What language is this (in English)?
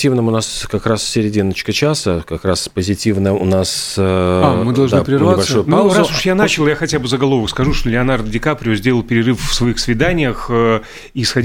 Russian